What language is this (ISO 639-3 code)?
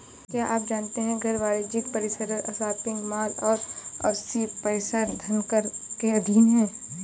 hin